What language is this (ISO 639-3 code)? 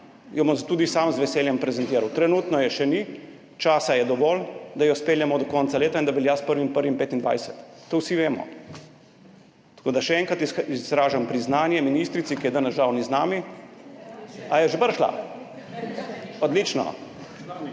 slv